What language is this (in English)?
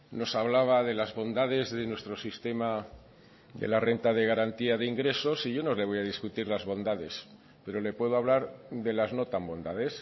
Spanish